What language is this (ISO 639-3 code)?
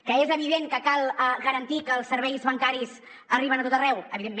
cat